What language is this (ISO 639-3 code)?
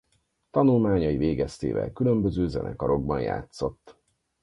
hun